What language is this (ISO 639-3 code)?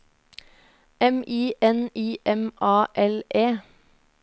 nor